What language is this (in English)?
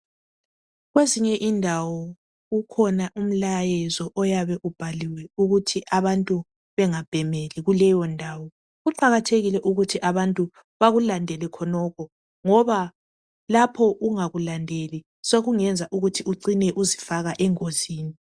North Ndebele